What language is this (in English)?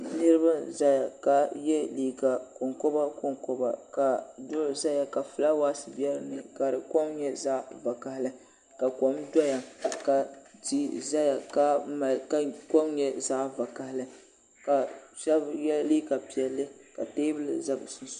Dagbani